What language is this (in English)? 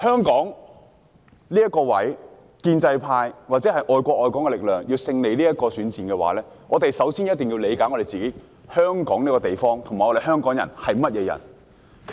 Cantonese